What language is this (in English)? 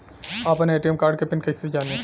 Bhojpuri